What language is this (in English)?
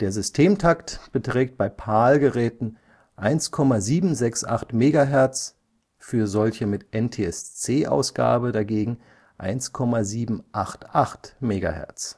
German